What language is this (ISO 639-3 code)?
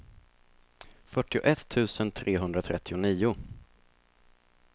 swe